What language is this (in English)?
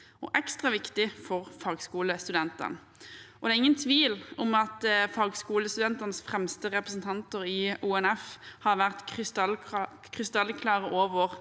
Norwegian